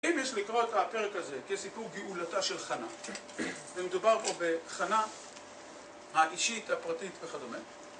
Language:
Hebrew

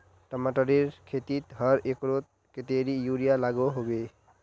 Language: Magahi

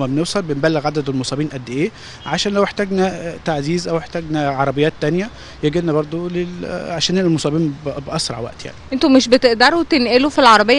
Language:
Arabic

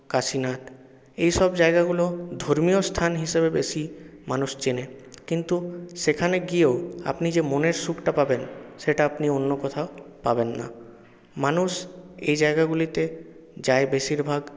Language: Bangla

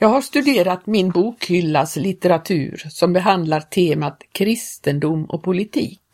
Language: Swedish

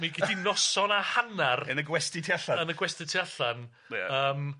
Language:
Welsh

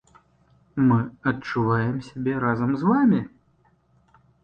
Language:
Belarusian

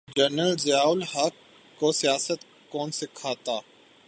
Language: Urdu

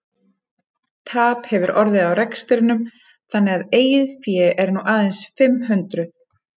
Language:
Icelandic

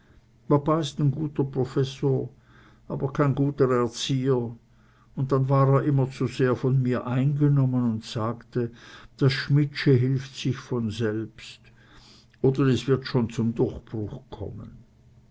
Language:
German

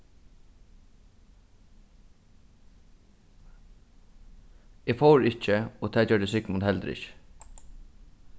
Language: Faroese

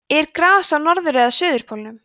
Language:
Icelandic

